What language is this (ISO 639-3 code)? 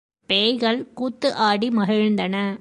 tam